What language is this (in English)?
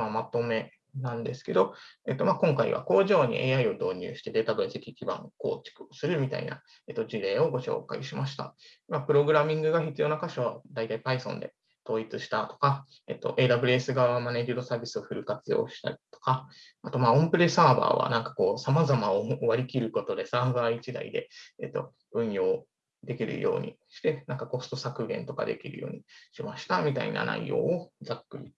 Japanese